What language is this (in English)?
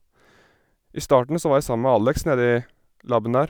Norwegian